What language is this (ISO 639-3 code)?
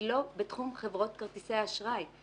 heb